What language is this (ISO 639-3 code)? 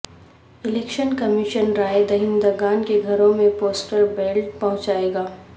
urd